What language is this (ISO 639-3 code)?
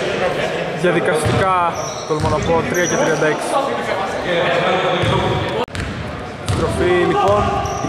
ell